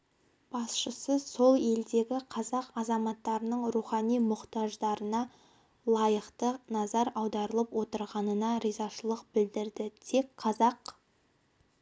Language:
Kazakh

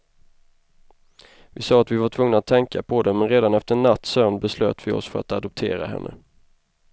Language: Swedish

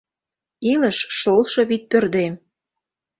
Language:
Mari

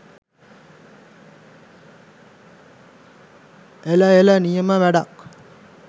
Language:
Sinhala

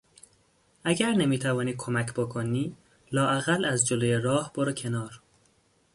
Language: Persian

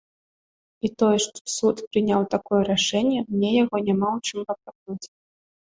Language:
Belarusian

